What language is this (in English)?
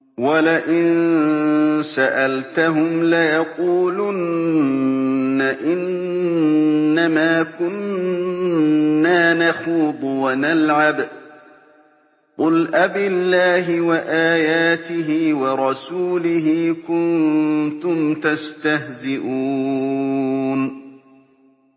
Arabic